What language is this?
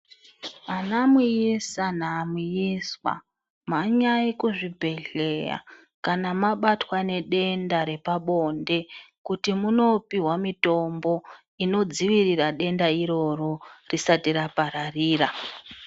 Ndau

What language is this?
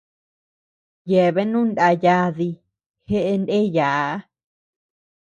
Tepeuxila Cuicatec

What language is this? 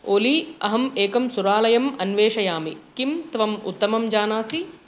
Sanskrit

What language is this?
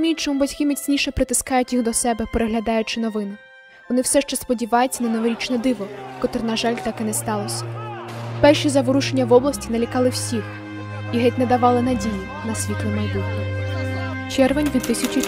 Ukrainian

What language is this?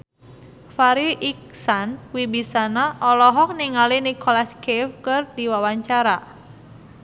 Sundanese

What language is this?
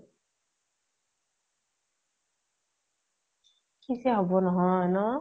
Assamese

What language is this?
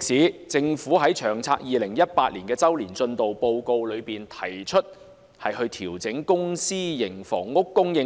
Cantonese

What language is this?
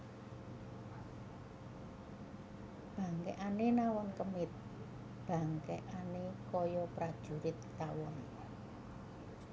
Javanese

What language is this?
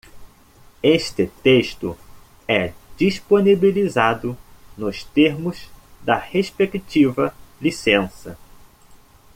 Portuguese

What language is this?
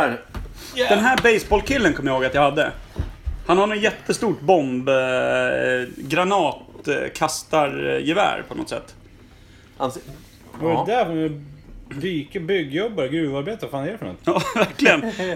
Swedish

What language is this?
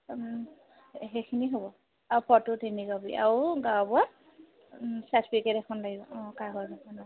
Assamese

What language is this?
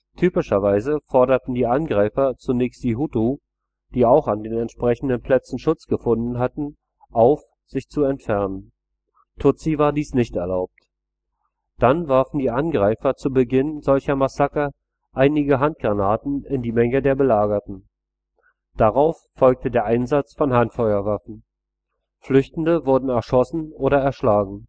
German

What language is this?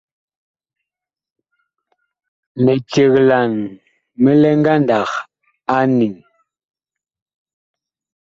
Bakoko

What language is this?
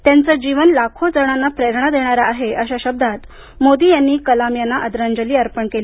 Marathi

